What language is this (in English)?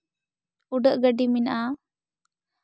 Santali